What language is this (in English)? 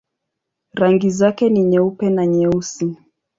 Swahili